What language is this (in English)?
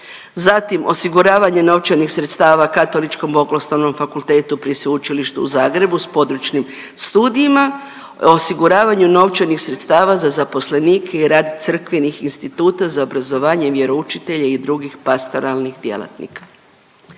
Croatian